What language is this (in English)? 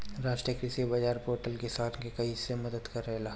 Bhojpuri